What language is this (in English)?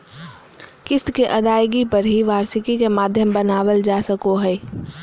Magahi